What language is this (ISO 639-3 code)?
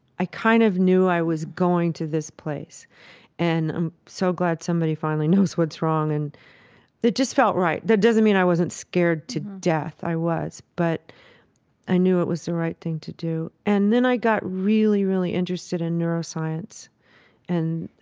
eng